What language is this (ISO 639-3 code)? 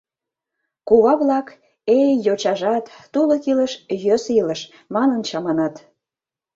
chm